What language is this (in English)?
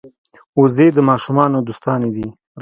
Pashto